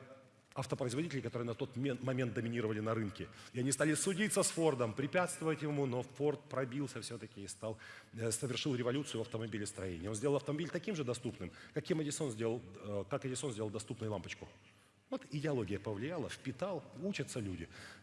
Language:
Russian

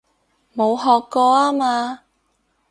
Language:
Cantonese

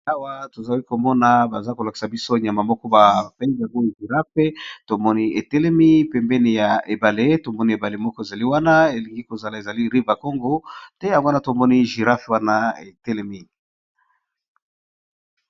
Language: Lingala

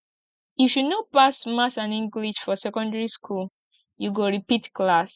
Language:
Nigerian Pidgin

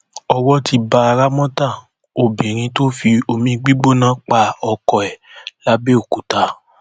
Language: Yoruba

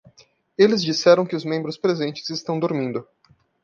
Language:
Portuguese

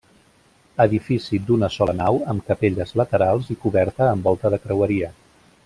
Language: Catalan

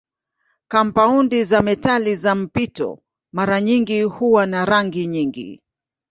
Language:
Swahili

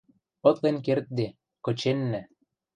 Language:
Western Mari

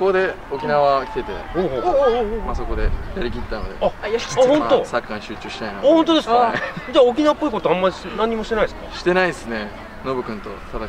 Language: Japanese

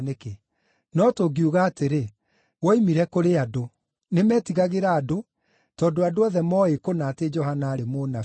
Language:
Kikuyu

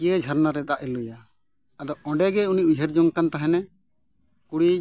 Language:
Santali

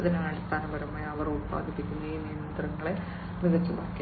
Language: Malayalam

